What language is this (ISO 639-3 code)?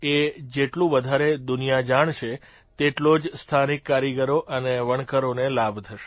guj